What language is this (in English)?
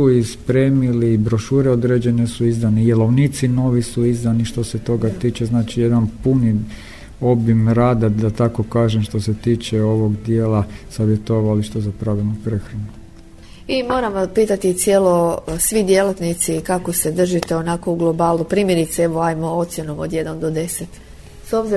Croatian